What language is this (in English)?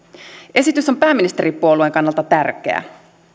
Finnish